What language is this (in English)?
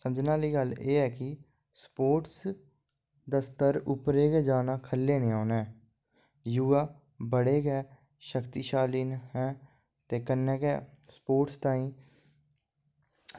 Dogri